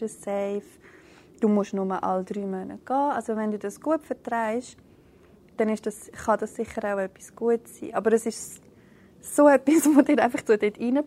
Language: German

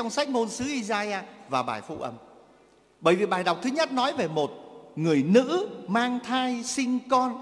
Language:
Vietnamese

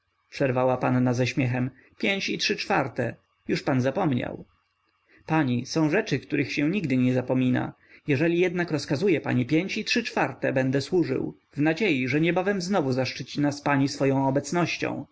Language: Polish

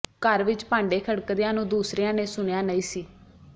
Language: Punjabi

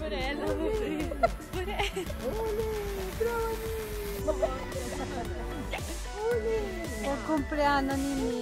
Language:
Italian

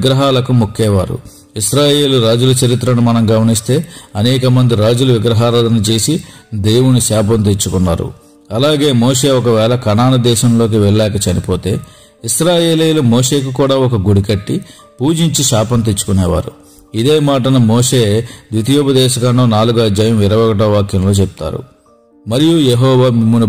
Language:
Telugu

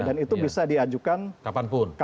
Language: Indonesian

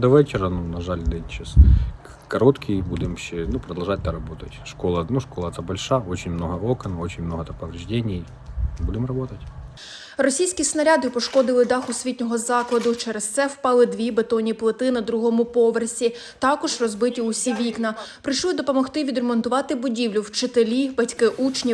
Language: Ukrainian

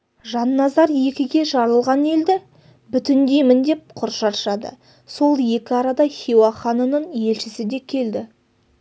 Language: Kazakh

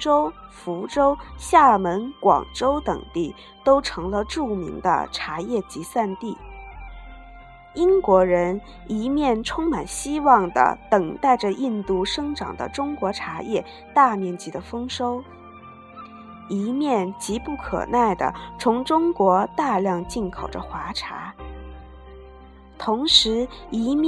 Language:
Chinese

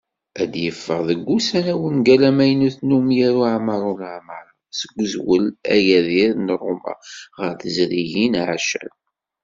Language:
Kabyle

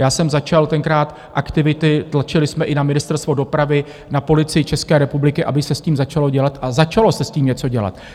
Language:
Czech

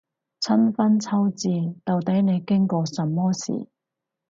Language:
Cantonese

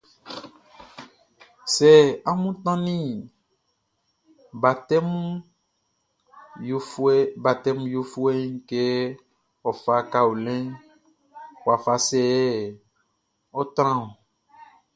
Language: Baoulé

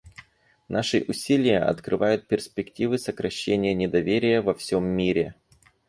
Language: Russian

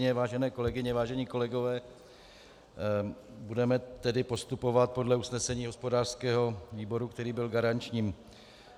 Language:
Czech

